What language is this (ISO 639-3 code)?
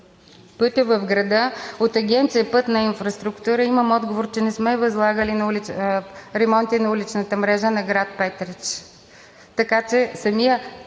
bul